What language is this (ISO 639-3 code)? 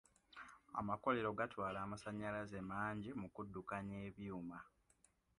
lug